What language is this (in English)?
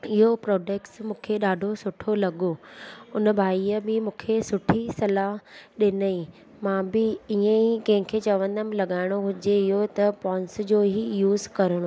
Sindhi